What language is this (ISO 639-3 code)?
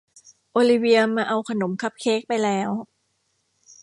tha